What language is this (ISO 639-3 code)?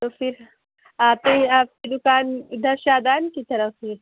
urd